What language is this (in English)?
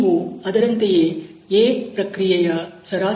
Kannada